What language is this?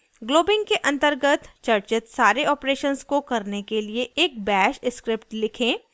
Hindi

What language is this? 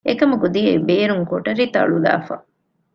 Divehi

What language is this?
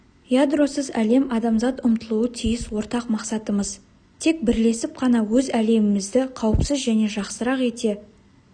Kazakh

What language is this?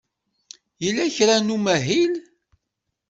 Kabyle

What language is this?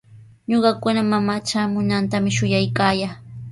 Sihuas Ancash Quechua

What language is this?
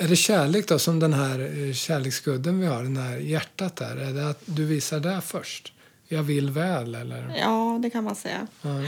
Swedish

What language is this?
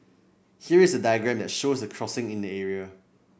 English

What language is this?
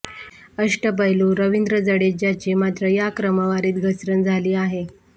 Marathi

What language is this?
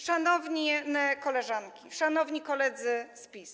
Polish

